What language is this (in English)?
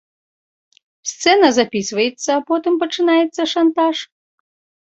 Belarusian